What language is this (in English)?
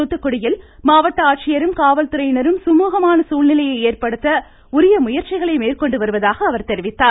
Tamil